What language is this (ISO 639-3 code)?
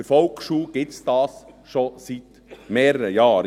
gsw